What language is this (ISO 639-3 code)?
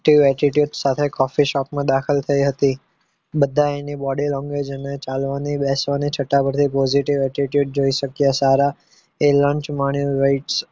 guj